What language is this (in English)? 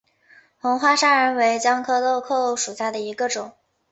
Chinese